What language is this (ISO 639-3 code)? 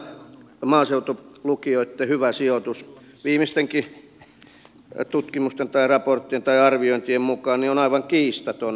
fin